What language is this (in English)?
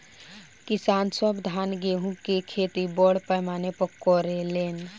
Bhojpuri